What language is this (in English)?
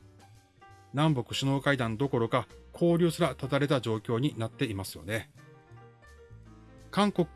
Japanese